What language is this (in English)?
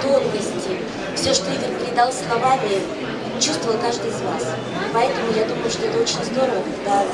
Russian